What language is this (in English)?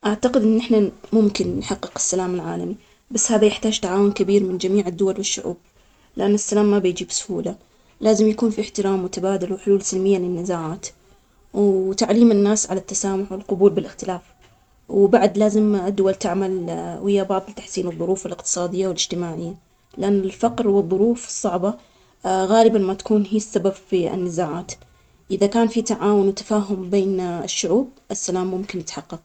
Omani Arabic